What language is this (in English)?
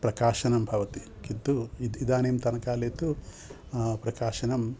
Sanskrit